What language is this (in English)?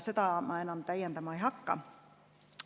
Estonian